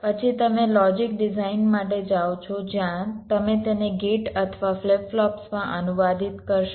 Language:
Gujarati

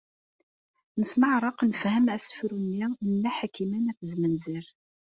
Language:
Kabyle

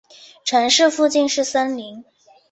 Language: Chinese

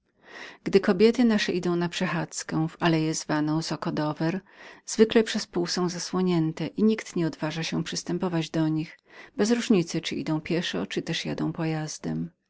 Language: Polish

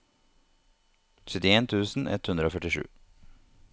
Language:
Norwegian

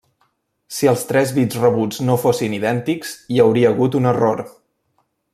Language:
Catalan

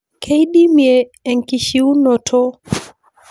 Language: Masai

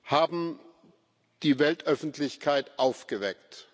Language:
German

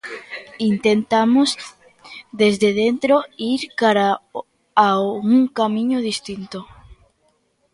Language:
Galician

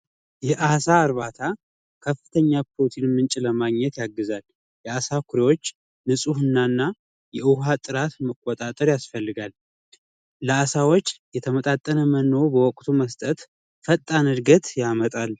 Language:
Amharic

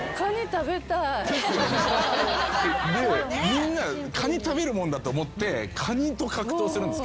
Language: Japanese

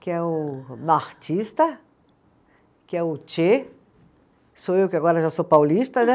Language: Portuguese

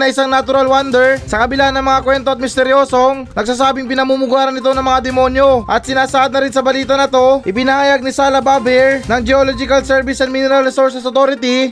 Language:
Filipino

